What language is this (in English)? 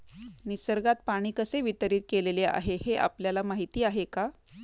Marathi